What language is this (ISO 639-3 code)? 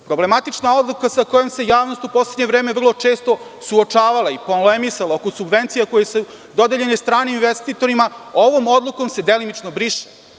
srp